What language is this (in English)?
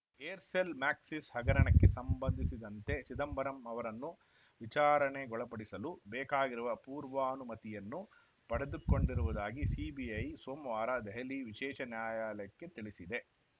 Kannada